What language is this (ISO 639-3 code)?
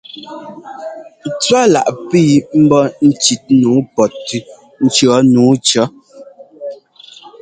jgo